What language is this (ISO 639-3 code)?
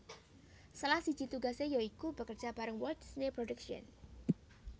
jav